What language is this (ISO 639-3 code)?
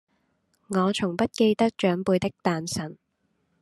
yue